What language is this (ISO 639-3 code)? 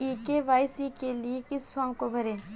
hin